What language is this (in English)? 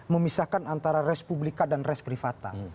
Indonesian